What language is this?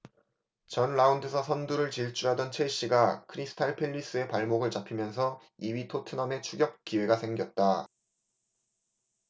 Korean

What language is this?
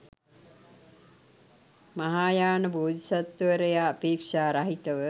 Sinhala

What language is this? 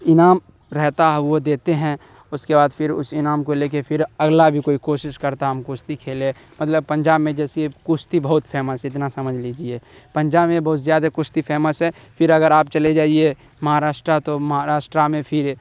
Urdu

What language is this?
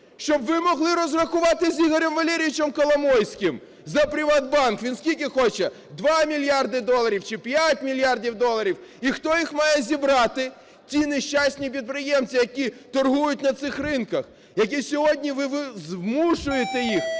Ukrainian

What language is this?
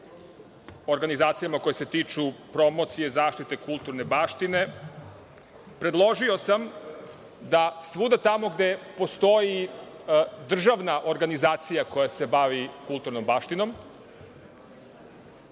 Serbian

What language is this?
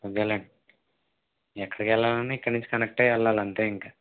Telugu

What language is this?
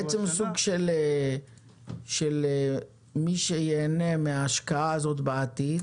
Hebrew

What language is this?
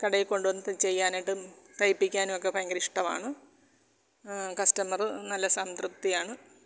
Malayalam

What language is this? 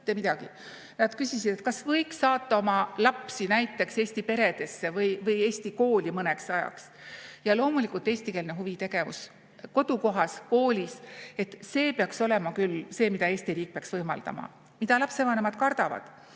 Estonian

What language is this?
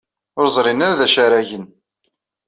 Kabyle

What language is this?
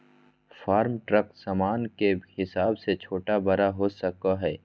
Magahi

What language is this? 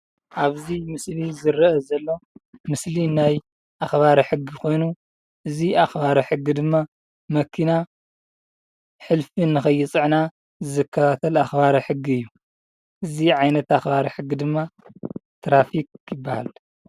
Tigrinya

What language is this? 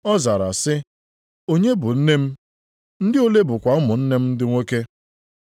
Igbo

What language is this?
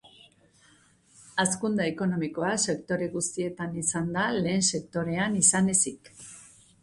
Basque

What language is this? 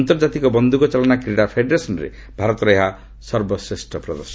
Odia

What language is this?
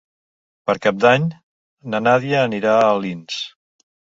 Catalan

